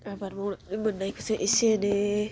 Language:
Bodo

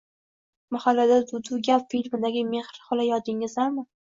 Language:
Uzbek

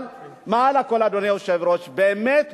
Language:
Hebrew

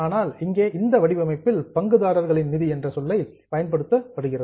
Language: Tamil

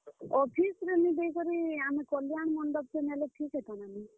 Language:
Odia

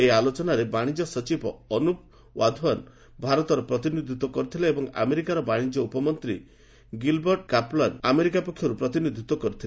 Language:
Odia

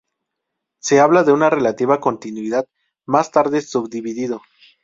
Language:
Spanish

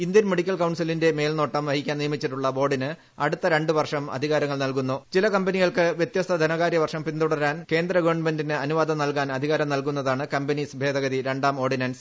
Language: Malayalam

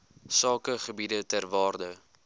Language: Afrikaans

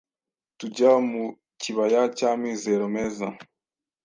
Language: Kinyarwanda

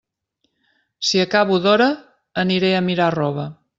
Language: Catalan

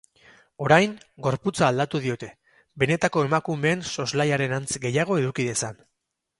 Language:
Basque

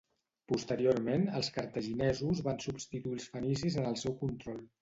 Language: Catalan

